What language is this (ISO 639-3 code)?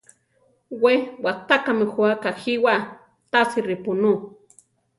tar